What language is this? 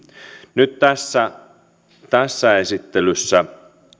Finnish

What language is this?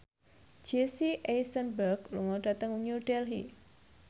Javanese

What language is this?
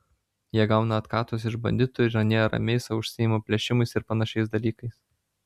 Lithuanian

